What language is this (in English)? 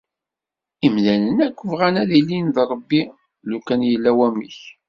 Kabyle